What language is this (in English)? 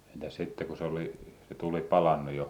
Finnish